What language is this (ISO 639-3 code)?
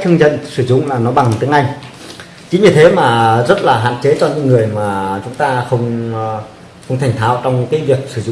vie